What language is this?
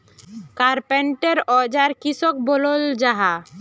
Magahi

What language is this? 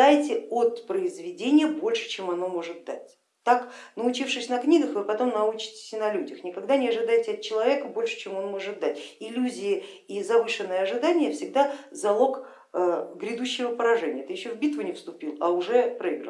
Russian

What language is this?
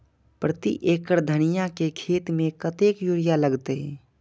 Maithili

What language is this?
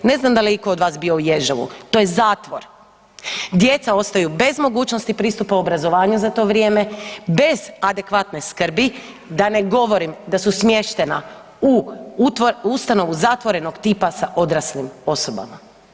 Croatian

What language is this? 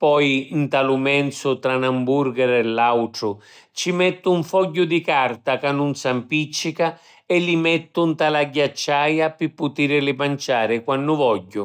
Sicilian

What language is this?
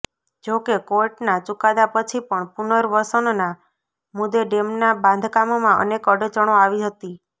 Gujarati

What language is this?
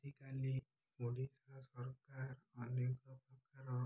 Odia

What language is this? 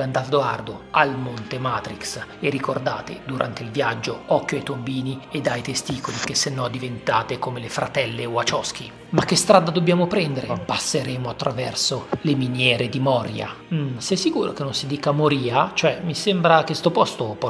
Italian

